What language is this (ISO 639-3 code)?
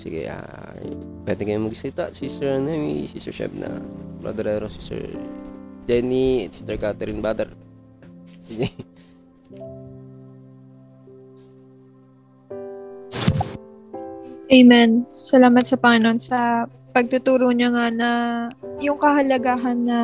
fil